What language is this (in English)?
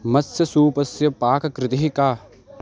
Sanskrit